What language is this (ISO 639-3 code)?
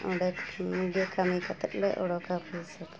sat